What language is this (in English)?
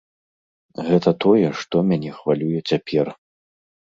Belarusian